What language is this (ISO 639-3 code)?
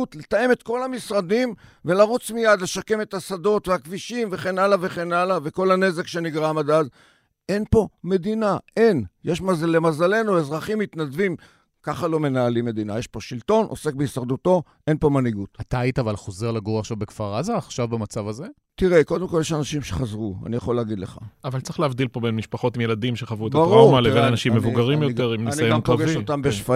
heb